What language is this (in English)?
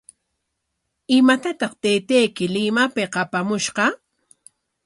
Corongo Ancash Quechua